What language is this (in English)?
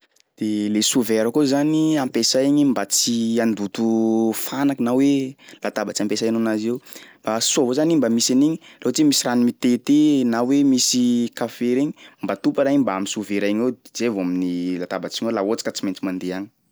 Sakalava Malagasy